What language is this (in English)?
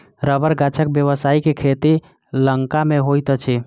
Maithili